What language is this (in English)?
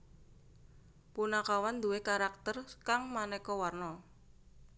Javanese